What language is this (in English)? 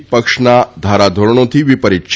Gujarati